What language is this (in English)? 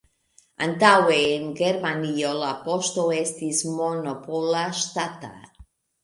Esperanto